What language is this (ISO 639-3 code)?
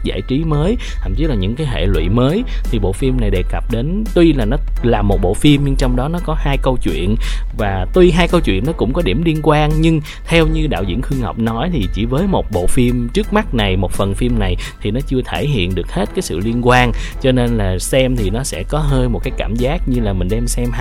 vie